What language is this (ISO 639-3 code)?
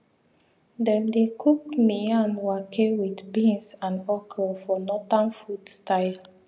pcm